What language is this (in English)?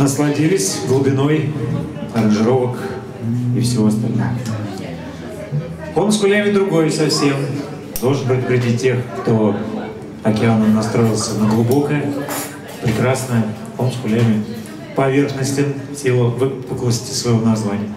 Russian